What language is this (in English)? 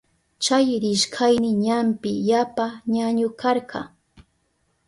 Southern Pastaza Quechua